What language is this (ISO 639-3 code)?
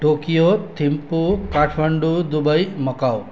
nep